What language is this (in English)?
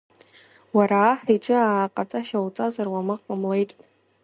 Abkhazian